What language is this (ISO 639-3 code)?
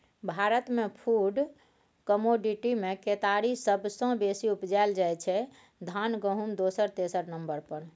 mai